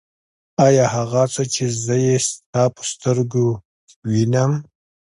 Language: Pashto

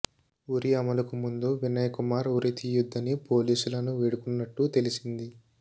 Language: Telugu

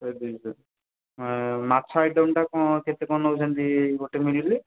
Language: Odia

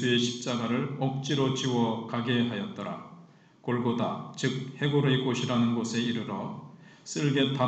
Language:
Korean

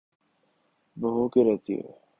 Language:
Urdu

